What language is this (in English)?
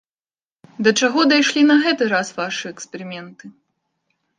Belarusian